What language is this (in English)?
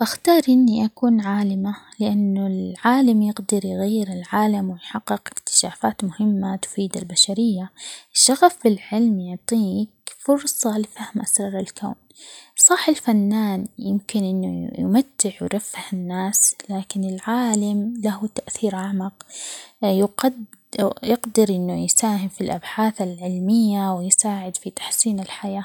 Omani Arabic